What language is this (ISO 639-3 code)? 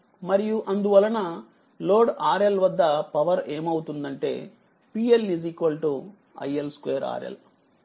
tel